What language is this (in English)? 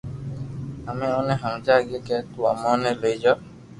Loarki